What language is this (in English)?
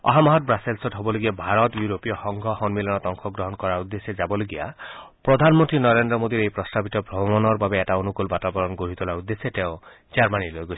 Assamese